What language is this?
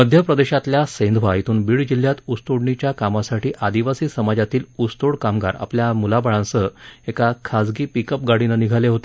Marathi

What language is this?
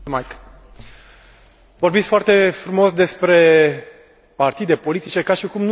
Romanian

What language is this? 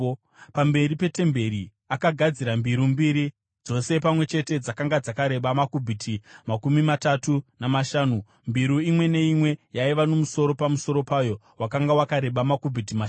Shona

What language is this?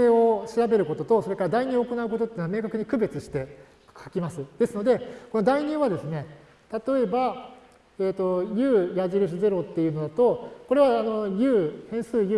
Japanese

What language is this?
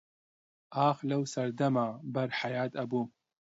Central Kurdish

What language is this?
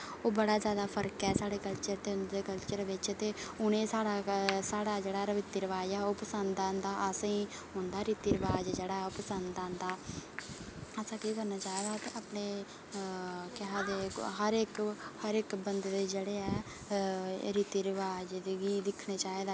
Dogri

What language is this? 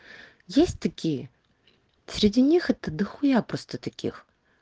Russian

